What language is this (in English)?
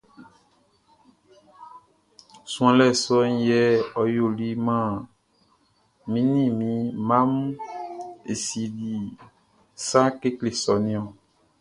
Baoulé